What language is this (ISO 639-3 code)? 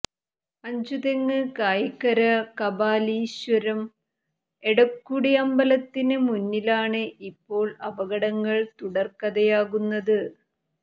mal